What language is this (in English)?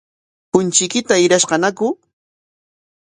Corongo Ancash Quechua